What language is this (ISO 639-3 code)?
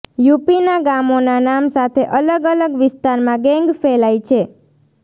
guj